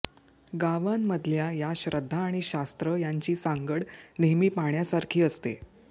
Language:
Marathi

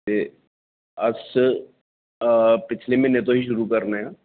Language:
Dogri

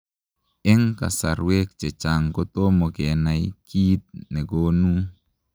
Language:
Kalenjin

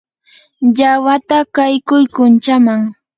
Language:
Yanahuanca Pasco Quechua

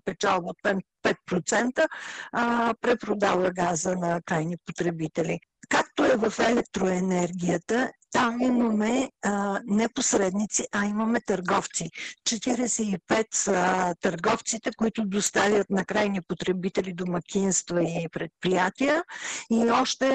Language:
Bulgarian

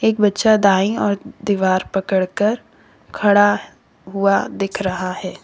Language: Hindi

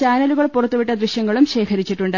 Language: Malayalam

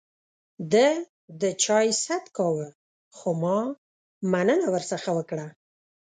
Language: Pashto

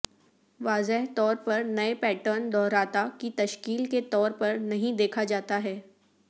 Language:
Urdu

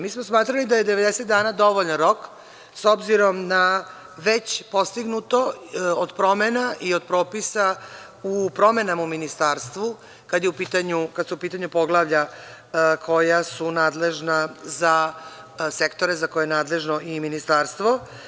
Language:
Serbian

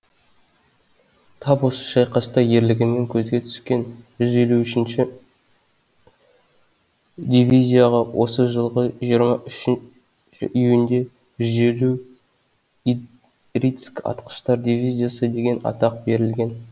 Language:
Kazakh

